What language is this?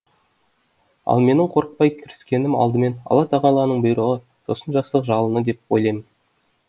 Kazakh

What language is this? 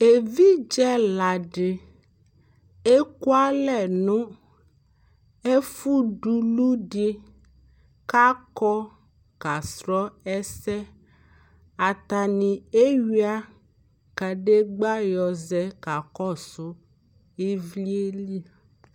Ikposo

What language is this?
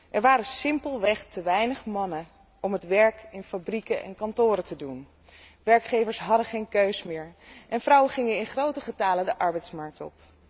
Dutch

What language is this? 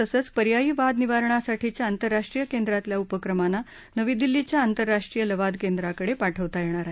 Marathi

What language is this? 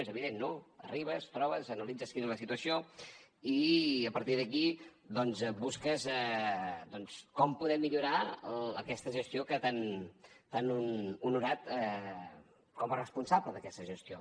Catalan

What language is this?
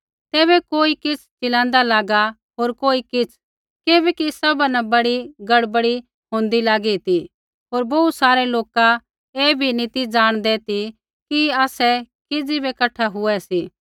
Kullu Pahari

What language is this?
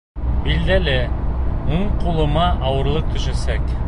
Bashkir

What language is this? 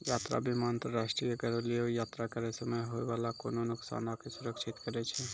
Maithili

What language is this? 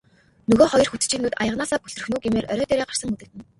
Mongolian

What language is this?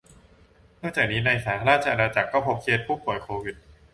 Thai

